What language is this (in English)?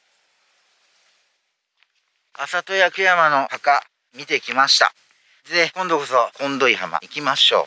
Japanese